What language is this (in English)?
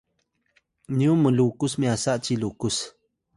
Atayal